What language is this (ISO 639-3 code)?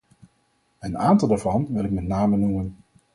nld